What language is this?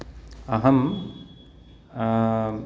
Sanskrit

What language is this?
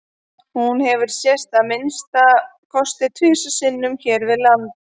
Icelandic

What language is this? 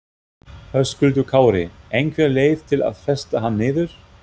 Icelandic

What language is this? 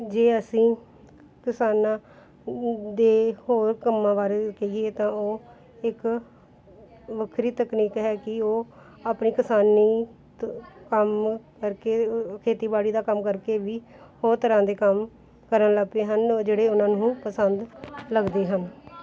Punjabi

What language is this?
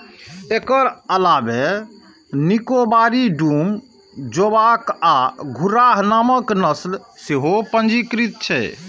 Maithili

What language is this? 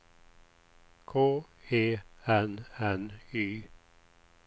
Swedish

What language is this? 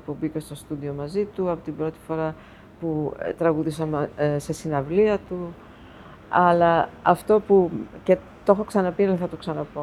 Greek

